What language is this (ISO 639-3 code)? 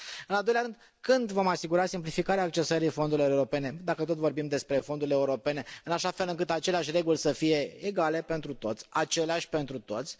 ron